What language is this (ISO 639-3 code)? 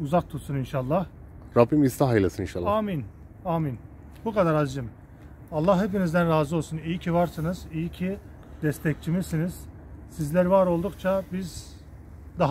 tur